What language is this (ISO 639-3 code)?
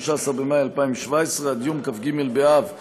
heb